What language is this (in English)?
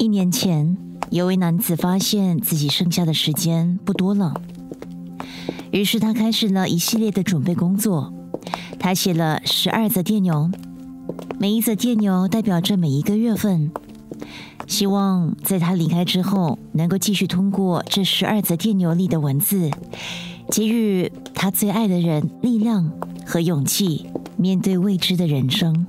Chinese